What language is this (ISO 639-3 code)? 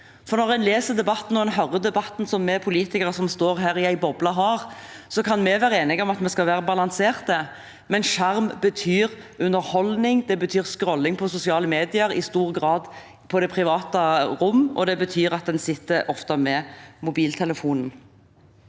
nor